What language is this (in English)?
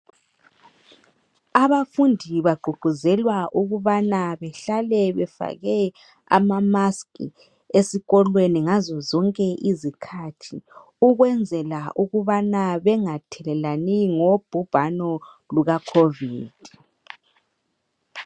North Ndebele